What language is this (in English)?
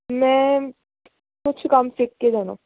Punjabi